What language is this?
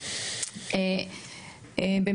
Hebrew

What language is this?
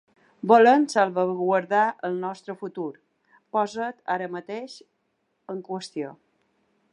Catalan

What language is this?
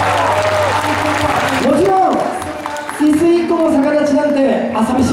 Japanese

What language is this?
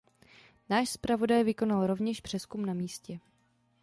Czech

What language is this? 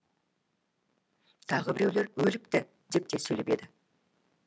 Kazakh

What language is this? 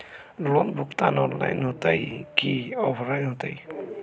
Magahi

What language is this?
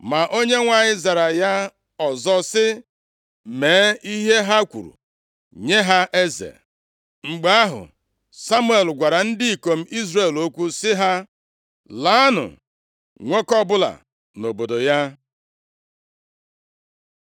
Igbo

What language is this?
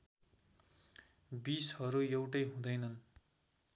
Nepali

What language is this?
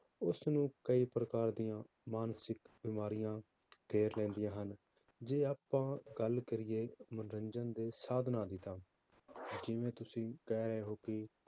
Punjabi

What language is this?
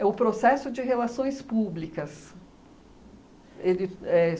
Portuguese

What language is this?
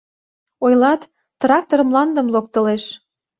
Mari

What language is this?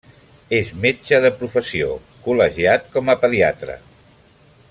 Catalan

